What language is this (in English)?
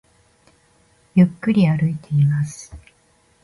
Japanese